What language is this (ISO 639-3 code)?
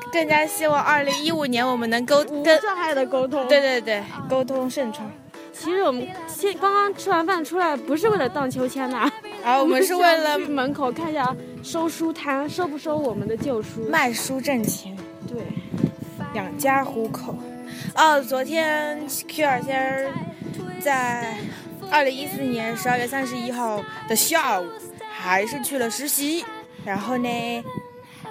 zho